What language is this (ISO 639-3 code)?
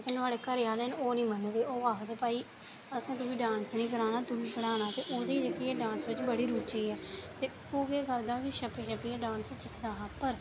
doi